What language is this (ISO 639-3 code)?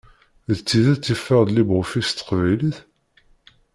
kab